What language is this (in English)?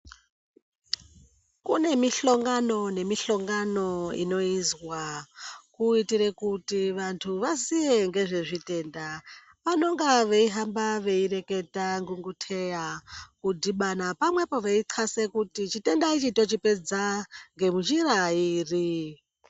Ndau